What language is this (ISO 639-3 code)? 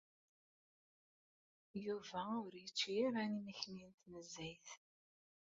kab